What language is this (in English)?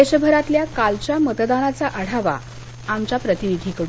Marathi